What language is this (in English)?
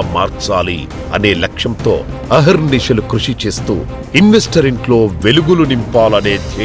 Telugu